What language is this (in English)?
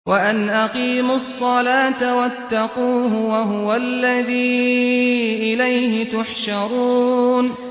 Arabic